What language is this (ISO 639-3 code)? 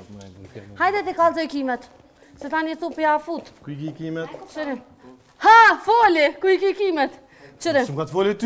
ron